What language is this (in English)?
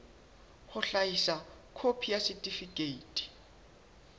Southern Sotho